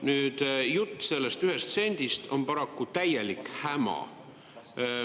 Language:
Estonian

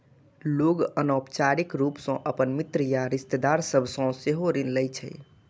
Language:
Maithili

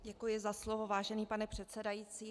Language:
Czech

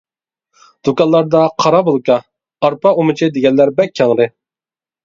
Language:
Uyghur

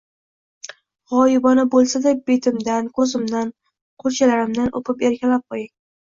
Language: Uzbek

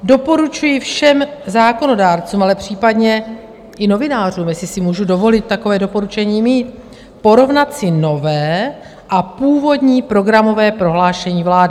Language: Czech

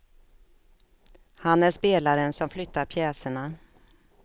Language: Swedish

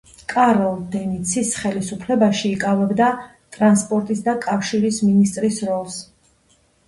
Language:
Georgian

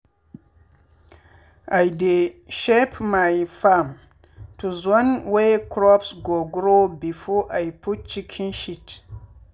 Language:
Nigerian Pidgin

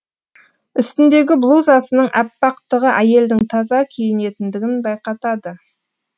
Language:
Kazakh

